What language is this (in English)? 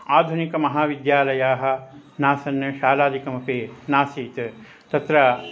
Sanskrit